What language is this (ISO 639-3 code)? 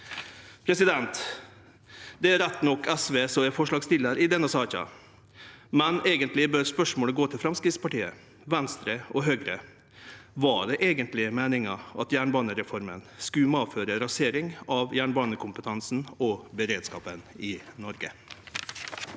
nor